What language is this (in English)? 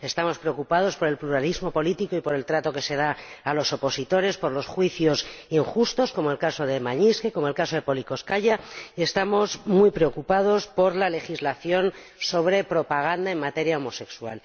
Spanish